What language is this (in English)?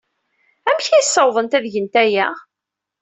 Kabyle